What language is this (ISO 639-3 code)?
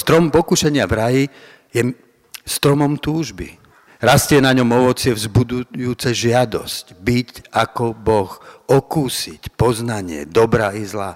slk